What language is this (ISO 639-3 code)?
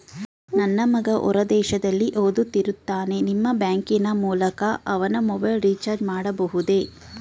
kan